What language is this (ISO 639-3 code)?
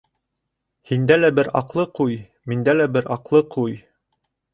bak